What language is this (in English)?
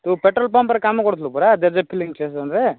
Odia